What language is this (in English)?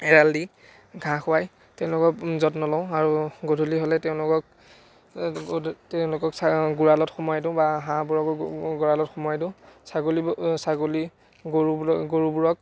Assamese